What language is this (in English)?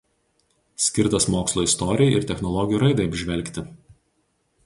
Lithuanian